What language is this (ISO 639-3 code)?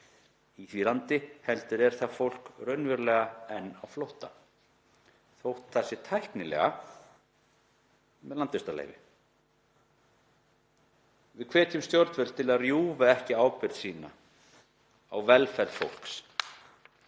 isl